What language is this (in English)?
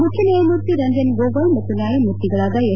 Kannada